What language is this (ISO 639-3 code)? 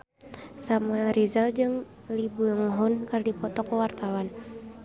sun